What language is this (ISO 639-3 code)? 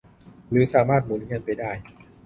tha